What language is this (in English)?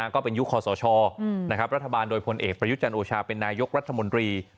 Thai